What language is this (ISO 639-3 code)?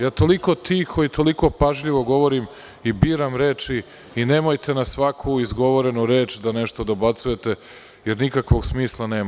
srp